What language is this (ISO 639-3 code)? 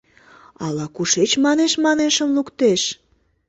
chm